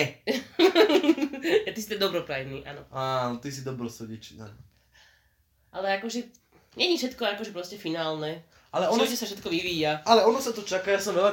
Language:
Slovak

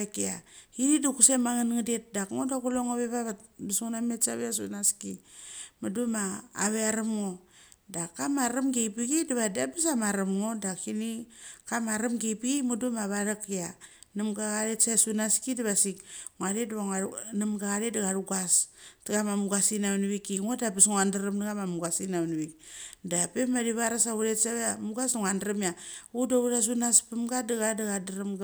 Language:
Mali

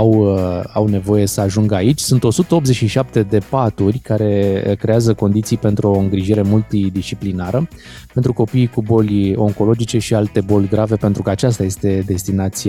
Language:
Romanian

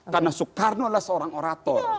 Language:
Indonesian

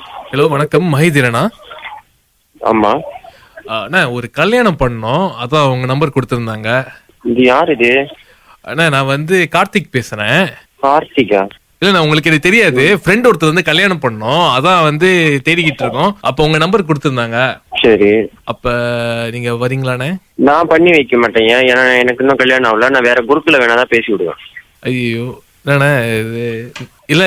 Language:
Tamil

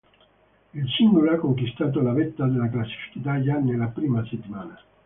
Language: Italian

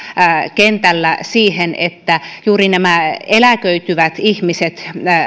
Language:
Finnish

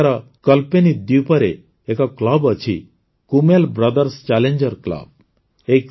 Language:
Odia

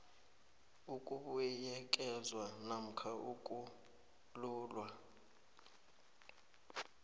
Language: South Ndebele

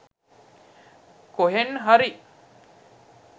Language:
Sinhala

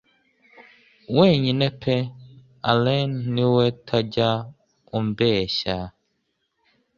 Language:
Kinyarwanda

